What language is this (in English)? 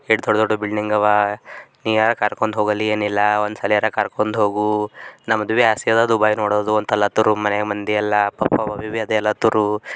Kannada